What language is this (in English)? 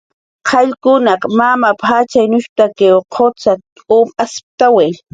Jaqaru